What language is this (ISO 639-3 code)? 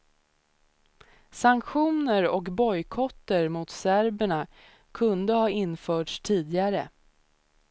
swe